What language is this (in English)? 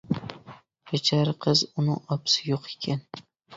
Uyghur